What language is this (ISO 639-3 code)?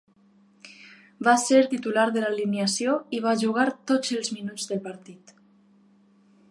cat